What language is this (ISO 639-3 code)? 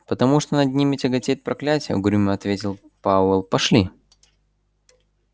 rus